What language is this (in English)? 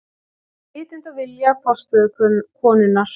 Icelandic